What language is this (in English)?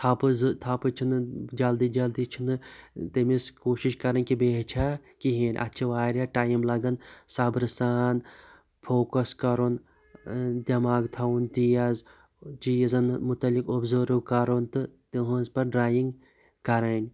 Kashmiri